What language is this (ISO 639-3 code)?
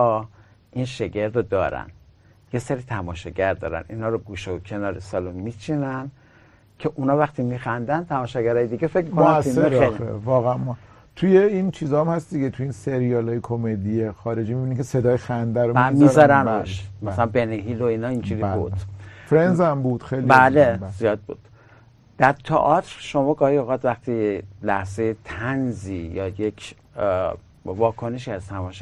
fas